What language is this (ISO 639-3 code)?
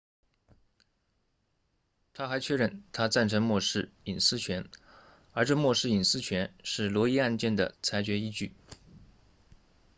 zho